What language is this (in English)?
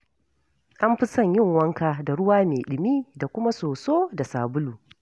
Hausa